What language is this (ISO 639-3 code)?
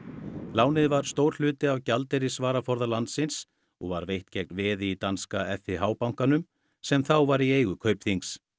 isl